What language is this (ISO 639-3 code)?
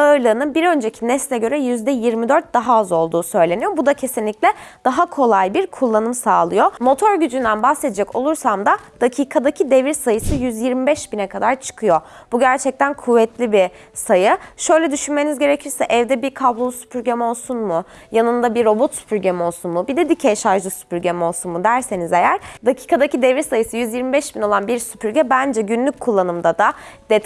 tur